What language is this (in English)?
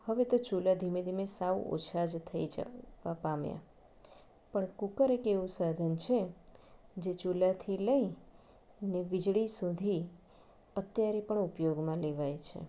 Gujarati